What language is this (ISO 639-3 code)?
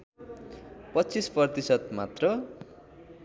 nep